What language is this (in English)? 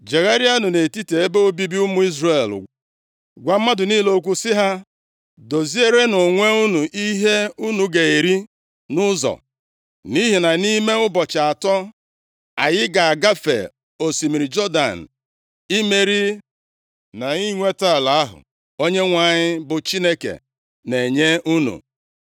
Igbo